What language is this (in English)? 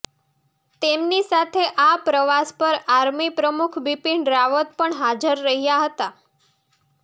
Gujarati